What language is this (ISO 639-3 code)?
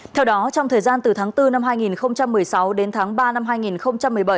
vie